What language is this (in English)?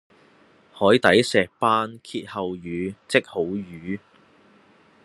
Cantonese